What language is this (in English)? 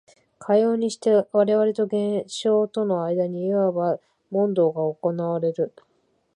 Japanese